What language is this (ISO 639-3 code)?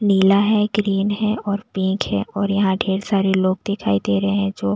hin